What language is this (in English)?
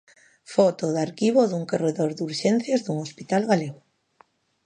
Galician